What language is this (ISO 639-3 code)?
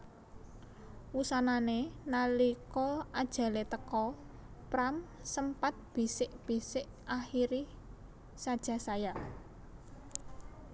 jav